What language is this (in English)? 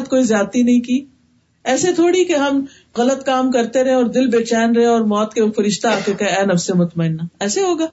Urdu